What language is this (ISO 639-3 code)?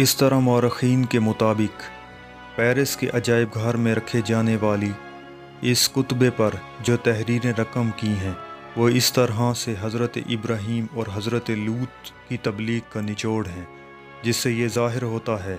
hin